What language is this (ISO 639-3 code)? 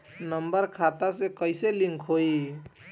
bho